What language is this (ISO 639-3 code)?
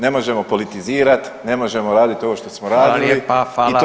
hrv